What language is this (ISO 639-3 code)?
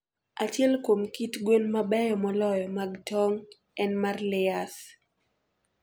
luo